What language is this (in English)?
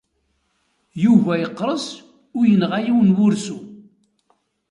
Kabyle